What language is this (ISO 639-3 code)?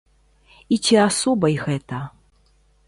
bel